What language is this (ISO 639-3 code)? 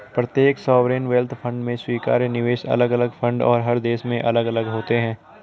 hin